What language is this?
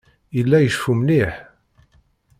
Kabyle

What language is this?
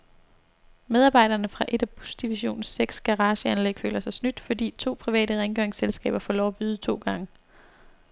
Danish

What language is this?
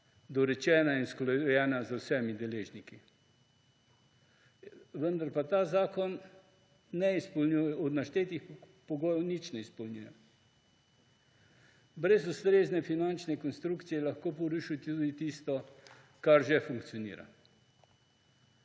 Slovenian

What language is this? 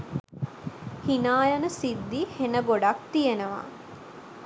Sinhala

